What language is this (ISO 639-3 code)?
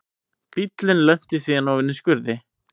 isl